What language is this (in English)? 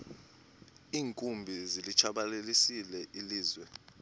Xhosa